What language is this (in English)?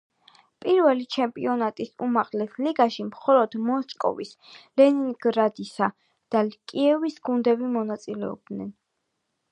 Georgian